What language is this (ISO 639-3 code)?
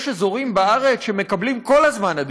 heb